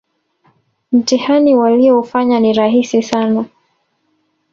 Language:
Swahili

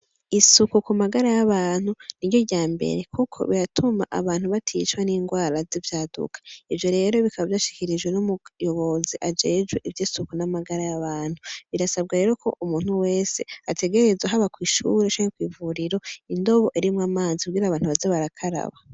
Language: Rundi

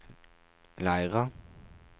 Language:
Norwegian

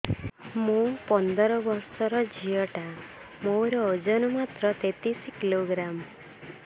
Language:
Odia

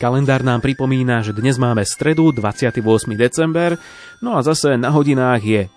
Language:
Slovak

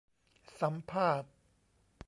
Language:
Thai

